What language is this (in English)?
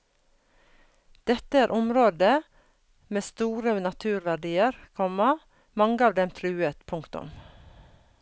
Norwegian